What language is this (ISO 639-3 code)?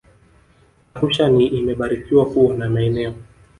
swa